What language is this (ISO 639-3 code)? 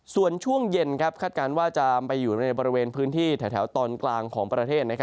tha